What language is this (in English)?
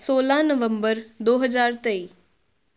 Punjabi